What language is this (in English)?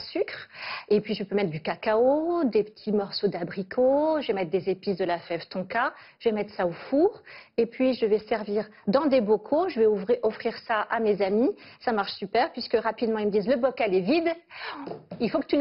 French